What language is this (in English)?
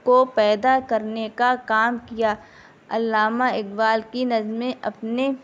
Urdu